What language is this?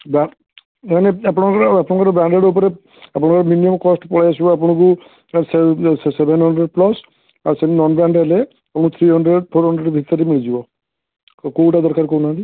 Odia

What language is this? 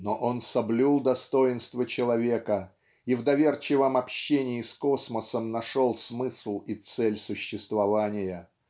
Russian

